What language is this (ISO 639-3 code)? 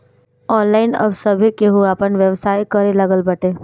bho